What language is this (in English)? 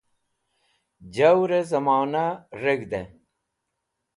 Wakhi